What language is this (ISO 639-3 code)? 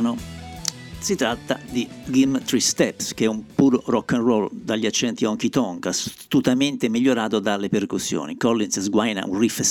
ita